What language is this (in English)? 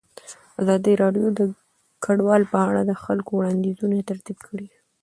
Pashto